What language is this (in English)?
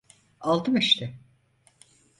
Turkish